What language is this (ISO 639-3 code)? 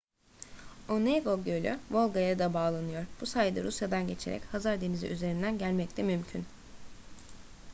tur